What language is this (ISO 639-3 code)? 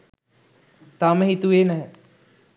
sin